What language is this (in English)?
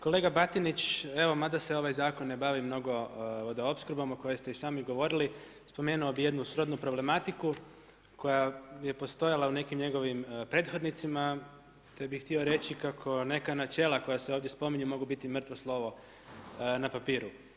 Croatian